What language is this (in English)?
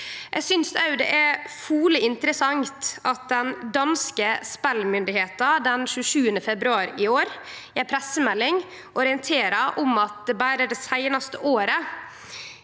Norwegian